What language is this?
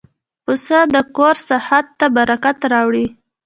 Pashto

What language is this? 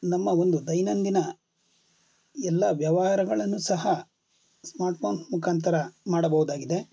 Kannada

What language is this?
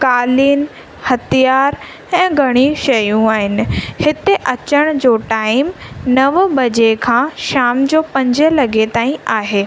Sindhi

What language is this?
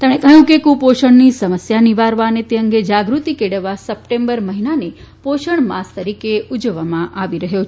Gujarati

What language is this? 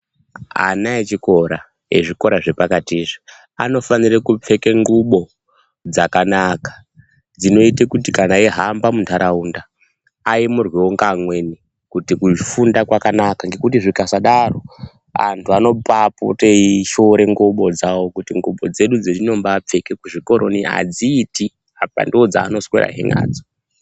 Ndau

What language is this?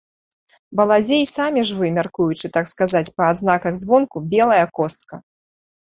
Belarusian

